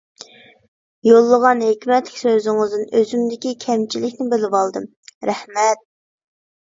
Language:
Uyghur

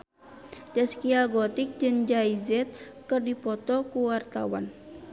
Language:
Sundanese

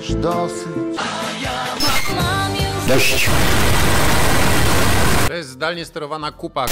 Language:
Polish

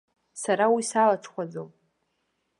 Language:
Abkhazian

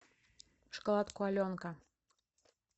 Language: Russian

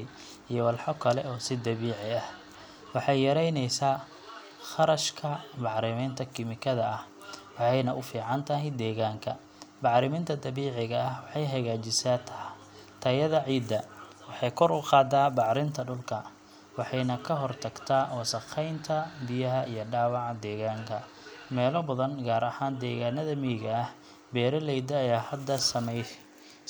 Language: Somali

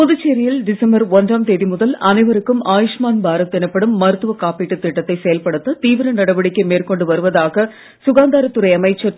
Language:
Tamil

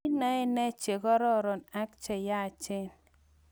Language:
Kalenjin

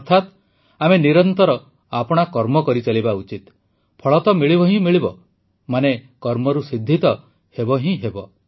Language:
Odia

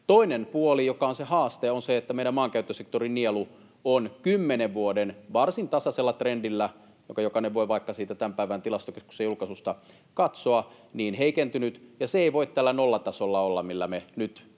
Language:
Finnish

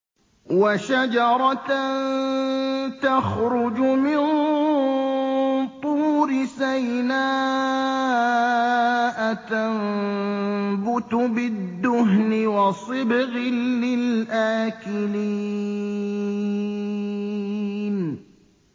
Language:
Arabic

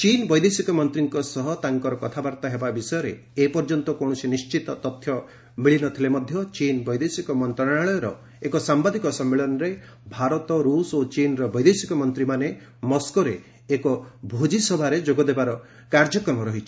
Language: Odia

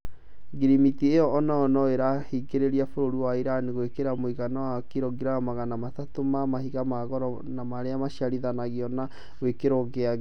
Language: Kikuyu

